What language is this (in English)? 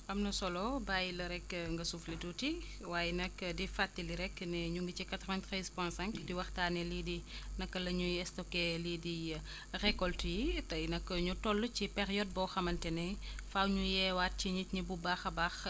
Wolof